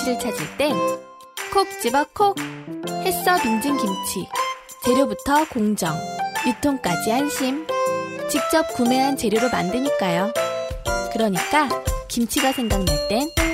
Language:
Korean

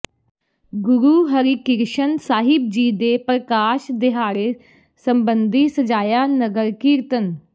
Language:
Punjabi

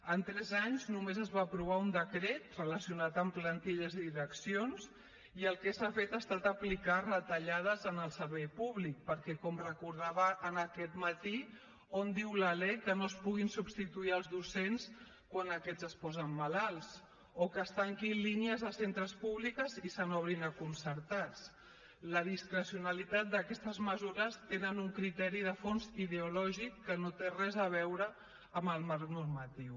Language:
Catalan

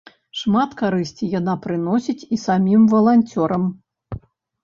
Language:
Belarusian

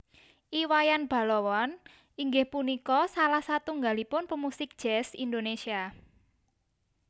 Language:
Javanese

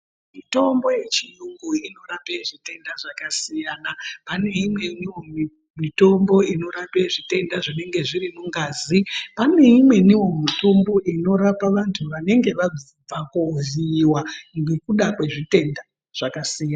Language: Ndau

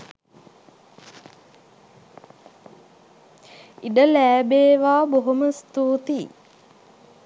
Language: Sinhala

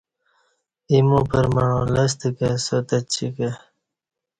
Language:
Kati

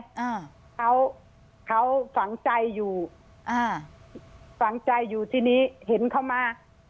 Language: Thai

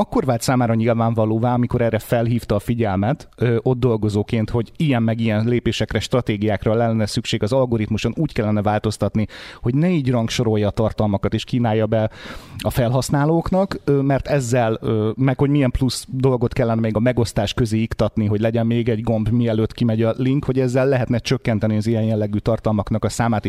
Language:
Hungarian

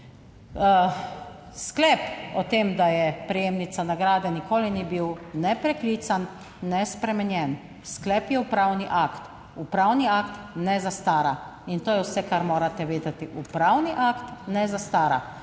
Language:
Slovenian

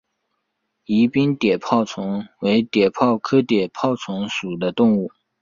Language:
Chinese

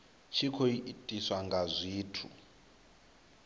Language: Venda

